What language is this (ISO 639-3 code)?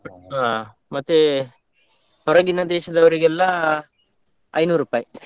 kan